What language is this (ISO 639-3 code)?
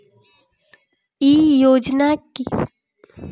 bho